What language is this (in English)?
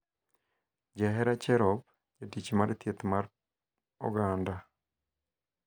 Luo (Kenya and Tanzania)